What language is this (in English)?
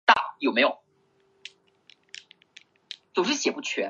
Chinese